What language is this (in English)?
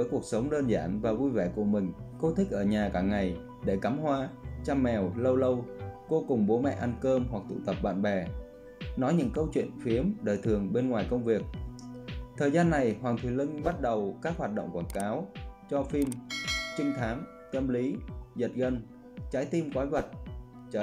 Vietnamese